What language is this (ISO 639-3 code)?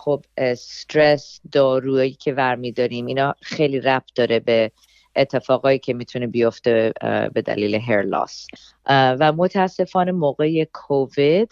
fas